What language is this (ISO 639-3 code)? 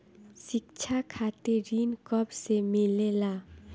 bho